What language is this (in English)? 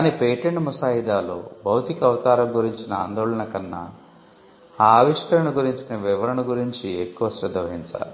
Telugu